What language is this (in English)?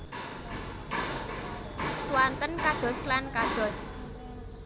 Javanese